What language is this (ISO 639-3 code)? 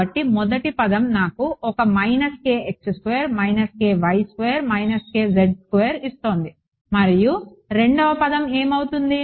tel